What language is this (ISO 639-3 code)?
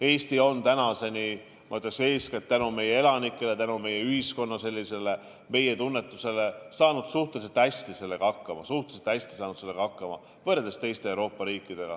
est